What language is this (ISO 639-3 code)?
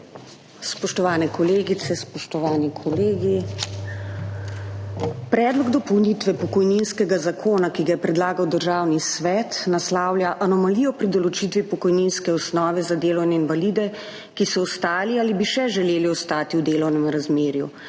slv